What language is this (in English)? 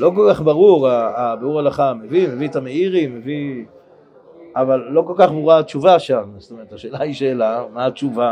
Hebrew